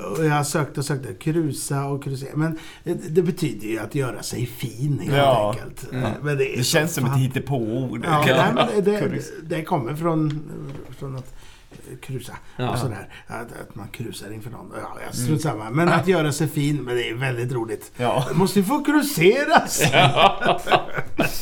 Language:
Swedish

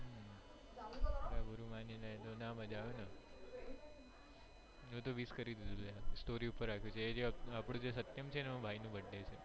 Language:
Gujarati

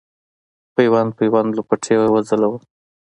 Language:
Pashto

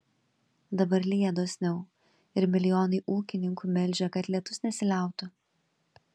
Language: Lithuanian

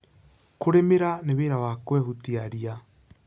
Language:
Kikuyu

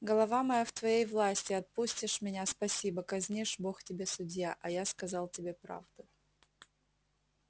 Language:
Russian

